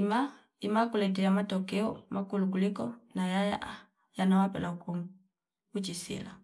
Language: Fipa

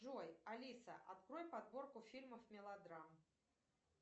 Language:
Russian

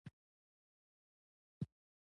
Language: Pashto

